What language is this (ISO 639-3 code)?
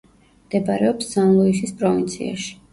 kat